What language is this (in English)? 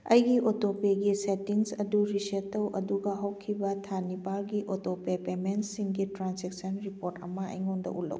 Manipuri